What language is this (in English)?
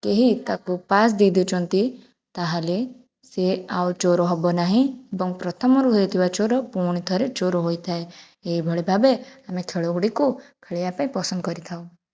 Odia